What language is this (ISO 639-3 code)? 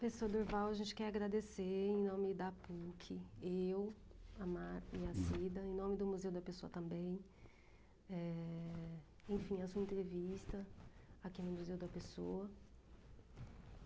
por